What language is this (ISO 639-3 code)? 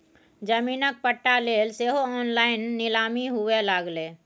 mai